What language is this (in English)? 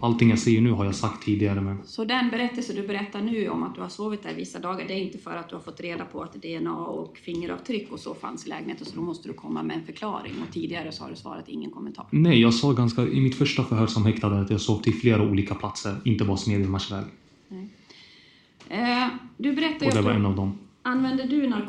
Swedish